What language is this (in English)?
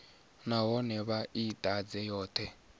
Venda